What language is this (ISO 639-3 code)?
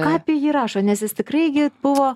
lit